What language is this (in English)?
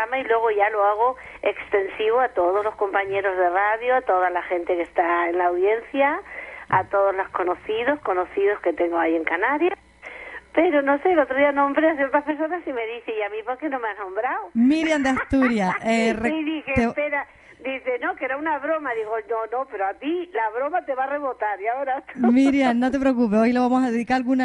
Spanish